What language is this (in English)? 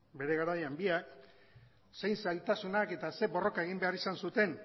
Basque